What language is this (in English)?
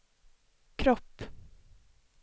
Swedish